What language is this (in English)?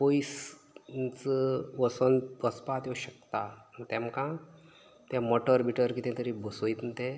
Konkani